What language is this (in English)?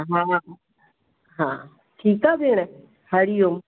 Sindhi